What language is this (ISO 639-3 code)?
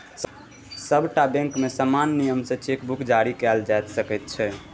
mai